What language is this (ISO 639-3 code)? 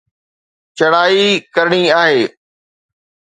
snd